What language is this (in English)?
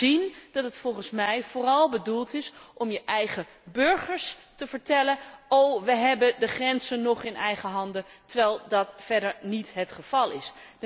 Dutch